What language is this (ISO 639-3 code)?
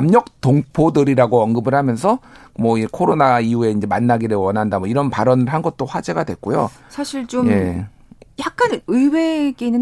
kor